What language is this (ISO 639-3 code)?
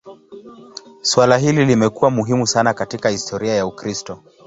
swa